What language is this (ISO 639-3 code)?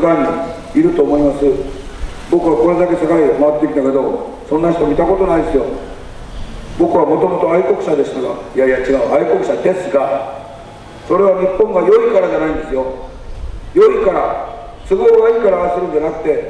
jpn